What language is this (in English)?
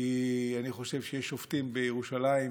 Hebrew